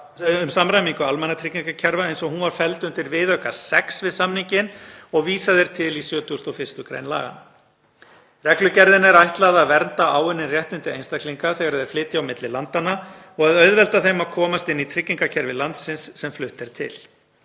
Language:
Icelandic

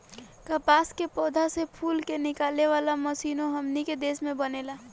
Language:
Bhojpuri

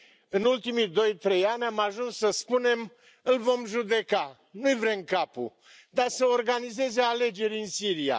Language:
Romanian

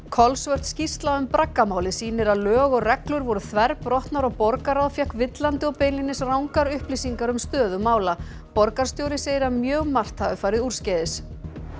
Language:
Icelandic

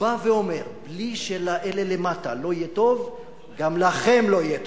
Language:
Hebrew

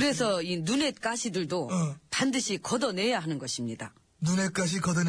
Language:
Korean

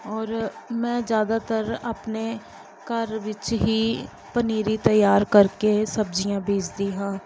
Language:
Punjabi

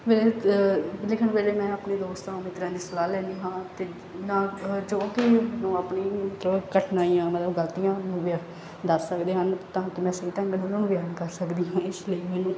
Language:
Punjabi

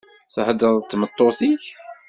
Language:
Kabyle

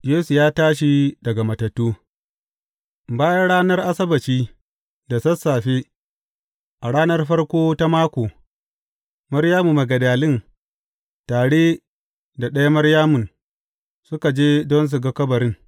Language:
Hausa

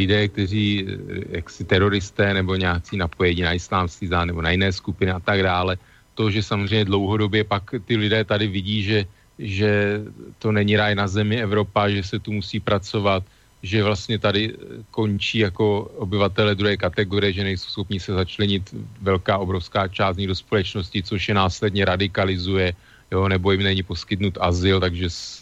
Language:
Czech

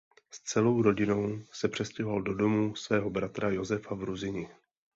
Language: Czech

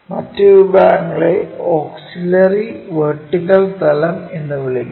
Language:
Malayalam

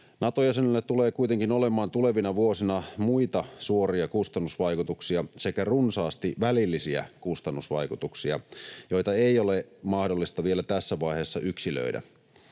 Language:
Finnish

